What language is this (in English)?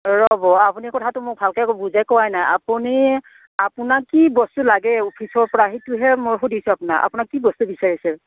Assamese